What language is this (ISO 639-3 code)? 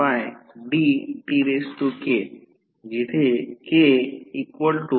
mar